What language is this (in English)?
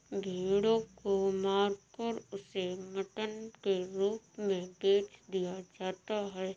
Hindi